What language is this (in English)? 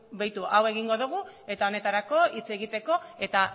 Basque